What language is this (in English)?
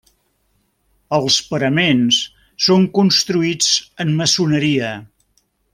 Catalan